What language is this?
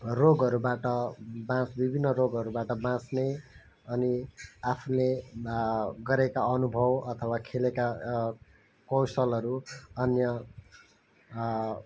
Nepali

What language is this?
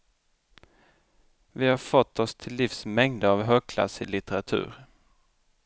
Swedish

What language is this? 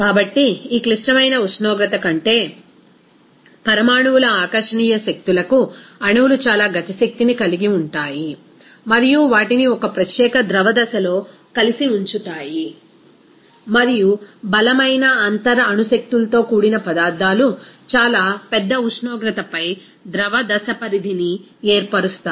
Telugu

